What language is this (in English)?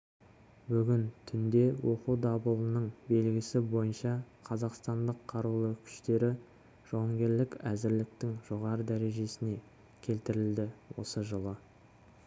Kazakh